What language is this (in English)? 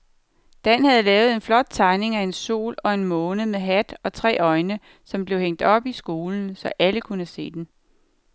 Danish